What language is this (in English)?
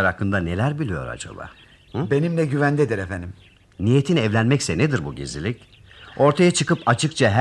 Turkish